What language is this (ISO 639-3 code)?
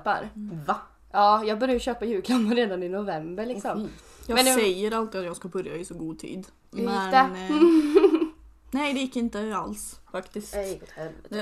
swe